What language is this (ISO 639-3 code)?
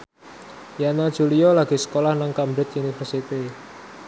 jav